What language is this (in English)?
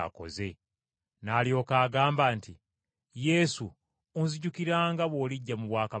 Ganda